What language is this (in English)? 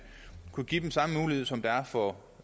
Danish